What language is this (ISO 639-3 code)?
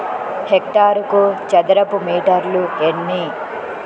tel